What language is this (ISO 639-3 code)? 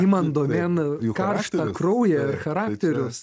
lit